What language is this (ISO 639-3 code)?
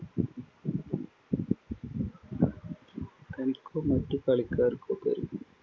mal